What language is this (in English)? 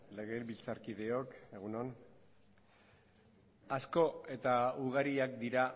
Basque